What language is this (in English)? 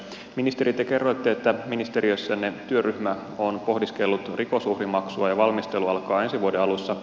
Finnish